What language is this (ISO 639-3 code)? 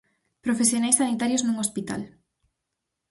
glg